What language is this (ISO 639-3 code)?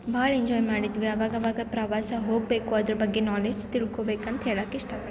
kan